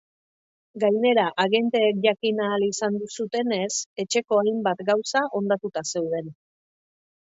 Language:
Basque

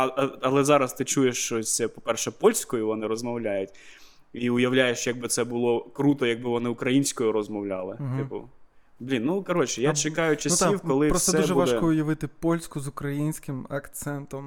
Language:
Ukrainian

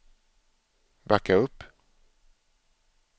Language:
Swedish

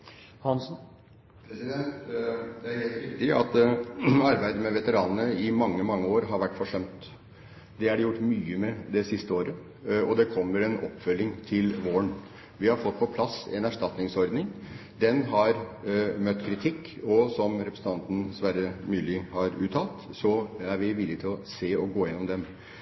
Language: Norwegian Bokmål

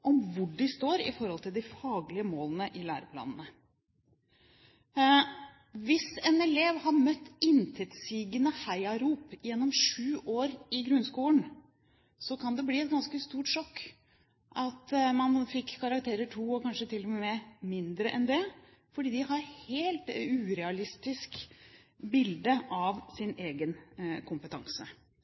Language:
Norwegian Bokmål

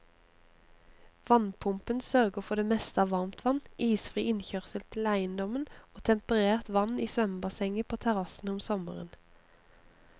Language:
Norwegian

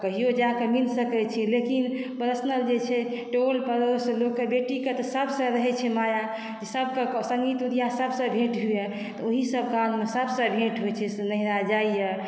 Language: Maithili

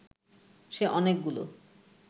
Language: Bangla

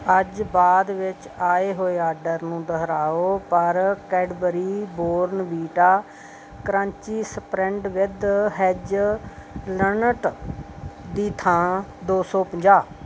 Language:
Punjabi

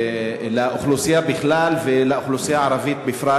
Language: Hebrew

